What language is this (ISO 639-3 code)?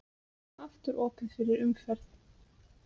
isl